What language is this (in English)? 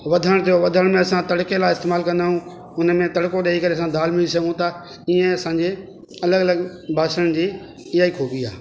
Sindhi